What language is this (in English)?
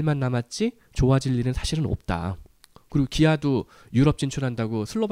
Korean